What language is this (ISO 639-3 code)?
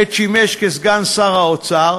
heb